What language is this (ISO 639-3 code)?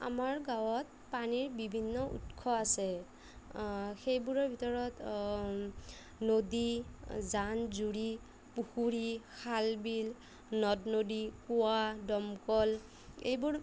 asm